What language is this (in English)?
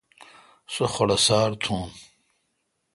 Kalkoti